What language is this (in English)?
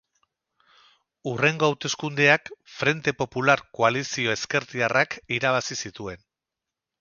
Basque